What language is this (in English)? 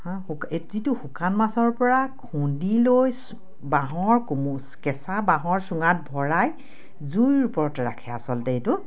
Assamese